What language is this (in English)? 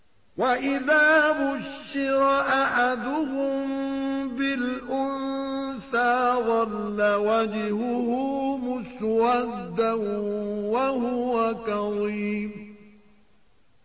Arabic